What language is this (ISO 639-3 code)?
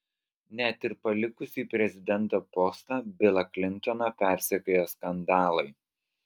lit